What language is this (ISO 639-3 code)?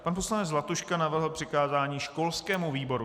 ces